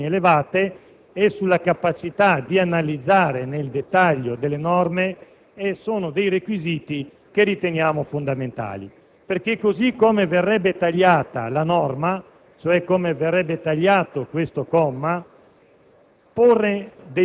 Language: Italian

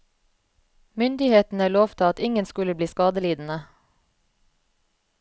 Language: Norwegian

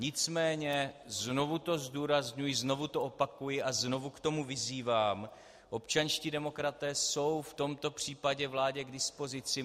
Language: Czech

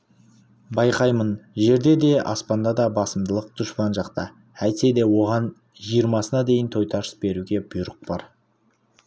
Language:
Kazakh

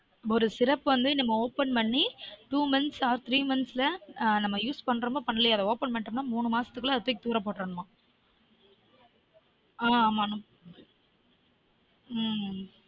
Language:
Tamil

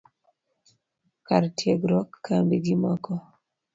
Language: Luo (Kenya and Tanzania)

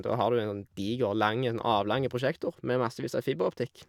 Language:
Norwegian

